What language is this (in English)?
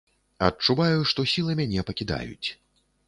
Belarusian